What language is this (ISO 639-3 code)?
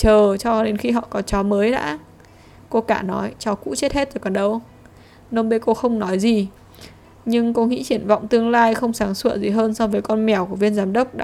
vie